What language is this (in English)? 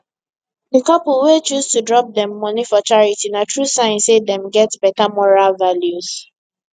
Nigerian Pidgin